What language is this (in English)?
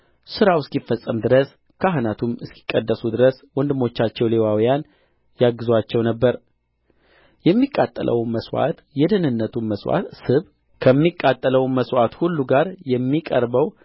Amharic